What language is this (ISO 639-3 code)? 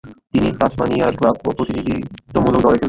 ben